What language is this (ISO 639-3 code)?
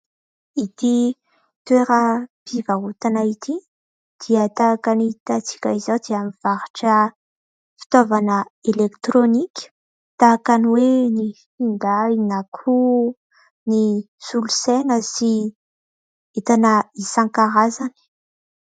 mlg